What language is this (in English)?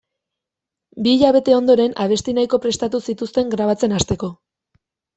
Basque